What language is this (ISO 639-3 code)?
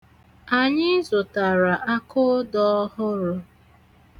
ibo